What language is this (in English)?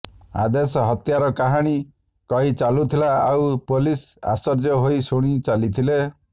Odia